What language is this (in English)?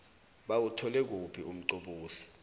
South Ndebele